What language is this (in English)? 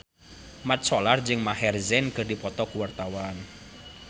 Sundanese